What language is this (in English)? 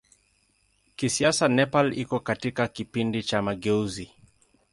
Swahili